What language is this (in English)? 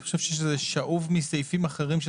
Hebrew